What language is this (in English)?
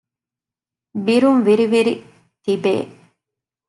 Divehi